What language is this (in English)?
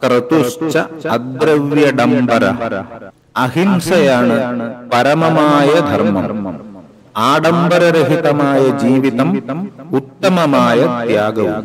Malayalam